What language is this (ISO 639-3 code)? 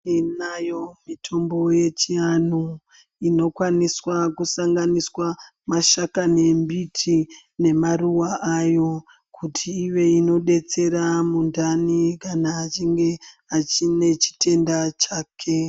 ndc